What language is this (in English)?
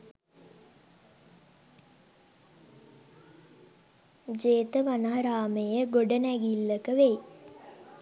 Sinhala